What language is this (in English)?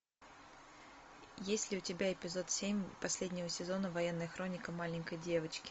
Russian